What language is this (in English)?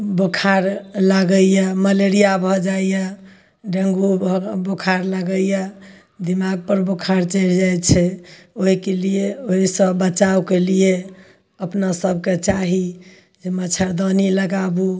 Maithili